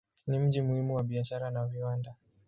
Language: Swahili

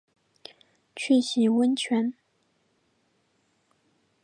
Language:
Chinese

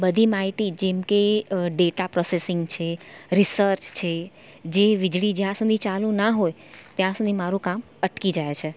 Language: Gujarati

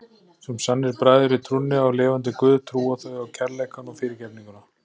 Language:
Icelandic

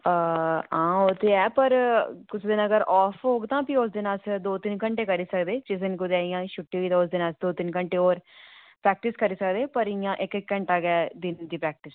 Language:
Dogri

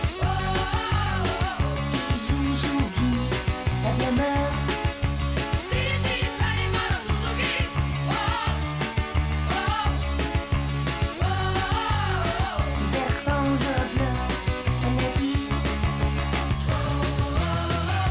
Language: Icelandic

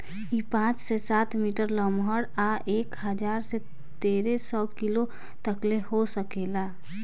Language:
Bhojpuri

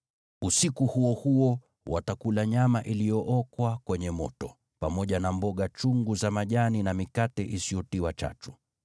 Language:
Swahili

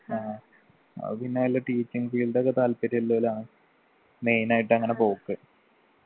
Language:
Malayalam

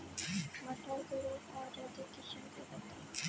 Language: Bhojpuri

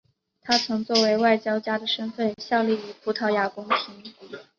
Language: Chinese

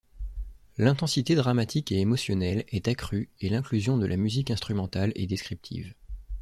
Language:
French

